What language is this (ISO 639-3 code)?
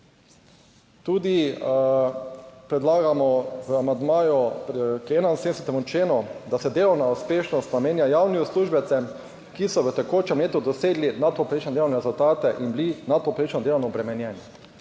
slv